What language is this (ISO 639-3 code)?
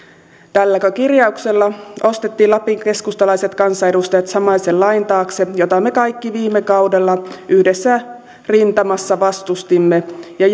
fin